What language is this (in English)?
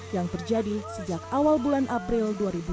Indonesian